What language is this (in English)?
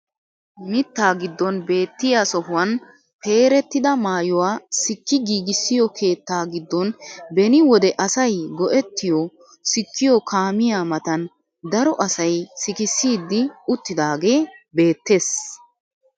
Wolaytta